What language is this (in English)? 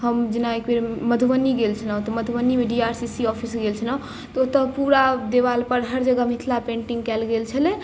Maithili